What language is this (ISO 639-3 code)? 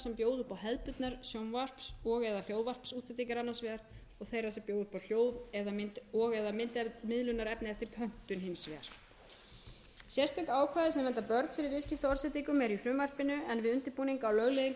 isl